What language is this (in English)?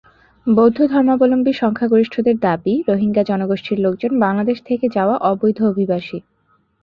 Bangla